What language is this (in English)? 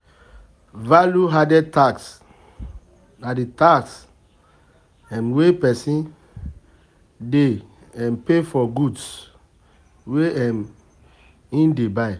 Nigerian Pidgin